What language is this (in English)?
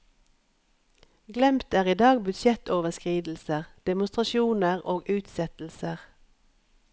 Norwegian